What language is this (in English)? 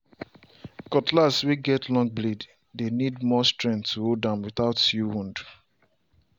Nigerian Pidgin